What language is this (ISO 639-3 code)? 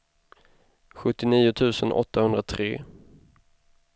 swe